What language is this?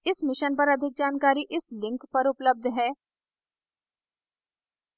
Hindi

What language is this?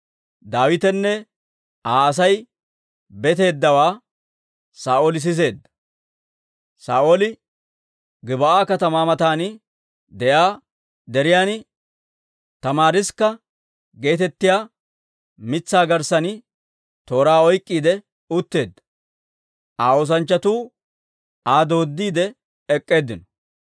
Dawro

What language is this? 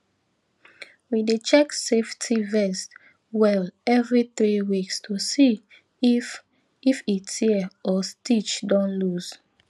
Nigerian Pidgin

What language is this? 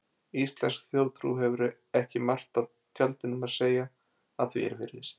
Icelandic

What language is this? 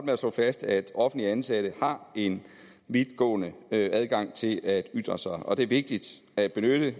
Danish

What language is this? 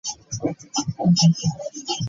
Ganda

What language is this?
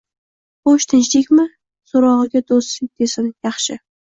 Uzbek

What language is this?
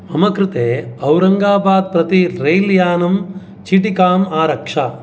Sanskrit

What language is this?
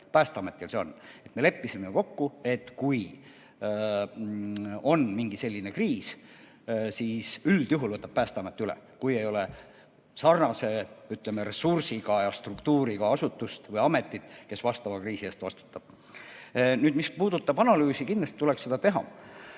Estonian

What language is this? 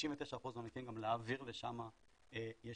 Hebrew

